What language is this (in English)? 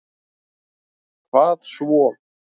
Icelandic